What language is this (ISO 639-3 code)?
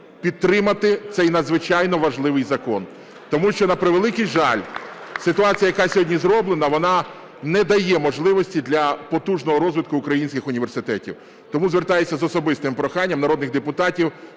ukr